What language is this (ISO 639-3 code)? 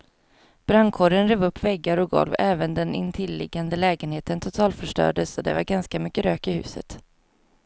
swe